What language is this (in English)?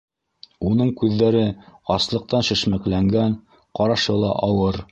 Bashkir